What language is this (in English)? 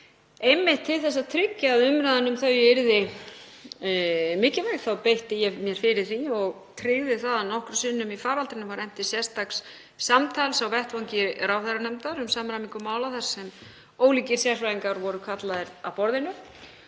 Icelandic